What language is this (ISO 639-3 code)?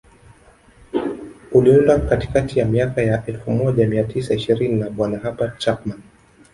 swa